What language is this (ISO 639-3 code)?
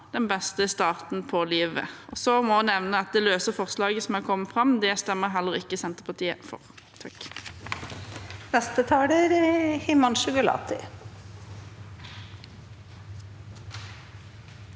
nor